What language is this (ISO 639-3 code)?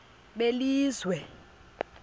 xho